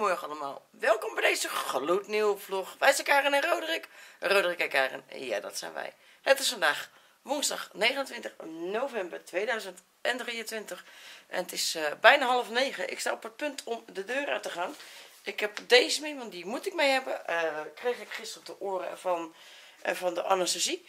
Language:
Dutch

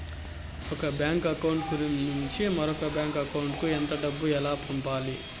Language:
Telugu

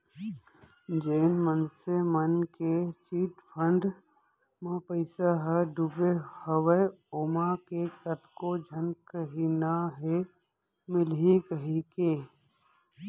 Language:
Chhattisgarhi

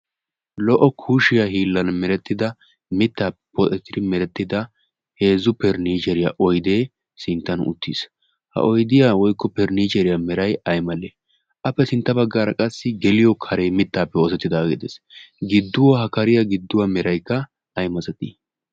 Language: Wolaytta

